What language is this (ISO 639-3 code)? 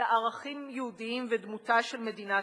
heb